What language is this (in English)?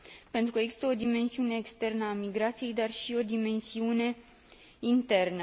Romanian